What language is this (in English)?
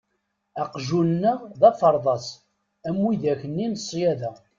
Kabyle